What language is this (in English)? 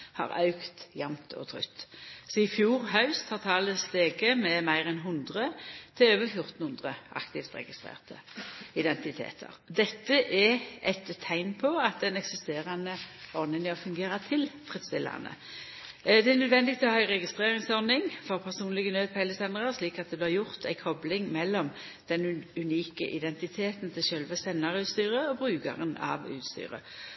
Norwegian Nynorsk